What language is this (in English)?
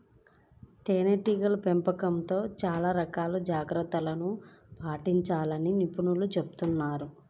Telugu